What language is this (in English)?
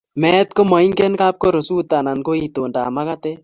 Kalenjin